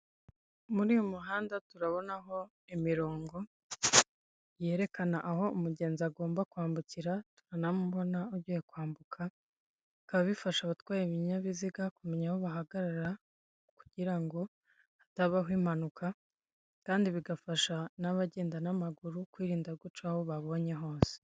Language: Kinyarwanda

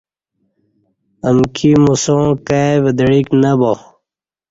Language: Kati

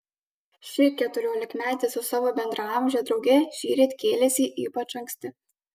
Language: Lithuanian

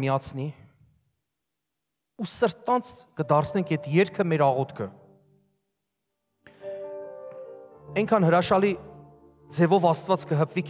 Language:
Turkish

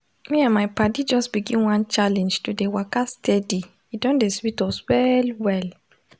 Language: Nigerian Pidgin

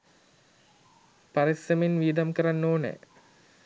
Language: Sinhala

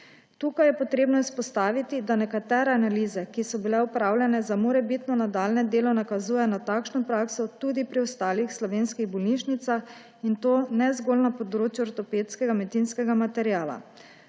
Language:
Slovenian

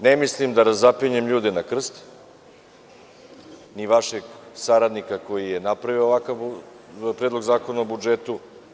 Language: Serbian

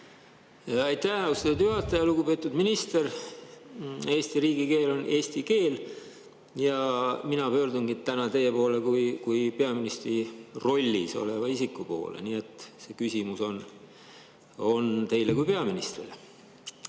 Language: Estonian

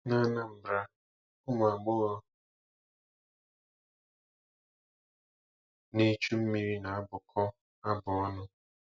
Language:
Igbo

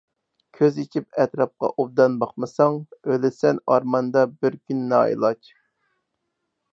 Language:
Uyghur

